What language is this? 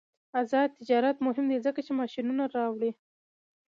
Pashto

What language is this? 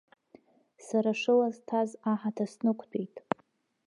Abkhazian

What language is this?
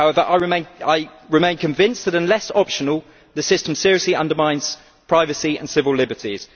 English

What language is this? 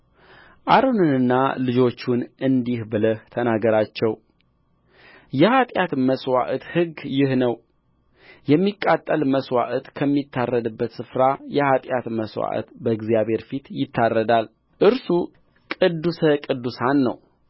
Amharic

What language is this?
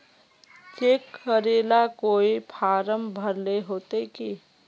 Magahi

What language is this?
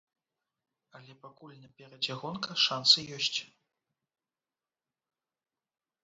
Belarusian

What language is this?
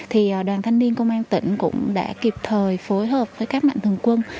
Vietnamese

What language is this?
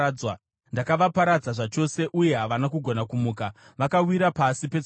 Shona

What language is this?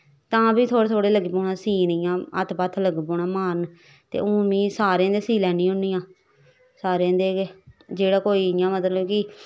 Dogri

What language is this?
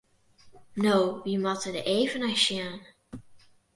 Western Frisian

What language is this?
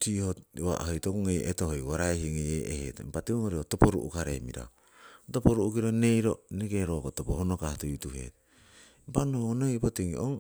Siwai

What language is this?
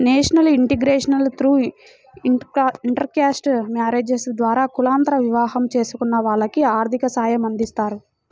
Telugu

